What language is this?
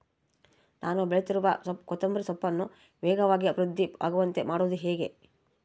Kannada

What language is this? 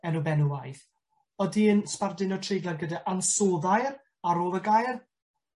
Welsh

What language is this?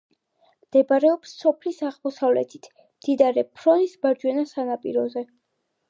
Georgian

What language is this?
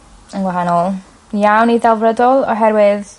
Welsh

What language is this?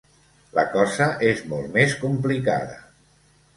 Catalan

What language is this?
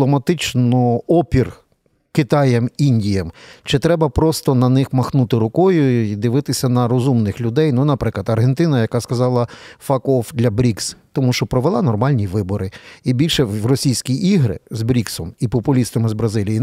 Ukrainian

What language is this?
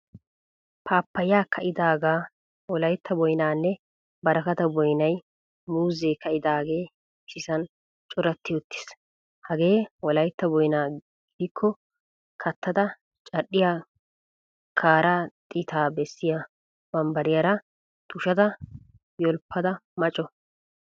Wolaytta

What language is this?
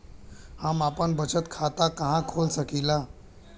Bhojpuri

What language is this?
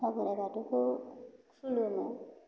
Bodo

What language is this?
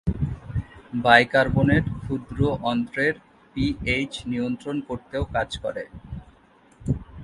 Bangla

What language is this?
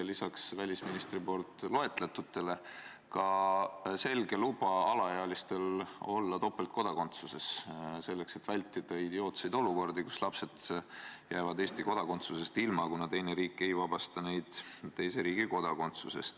Estonian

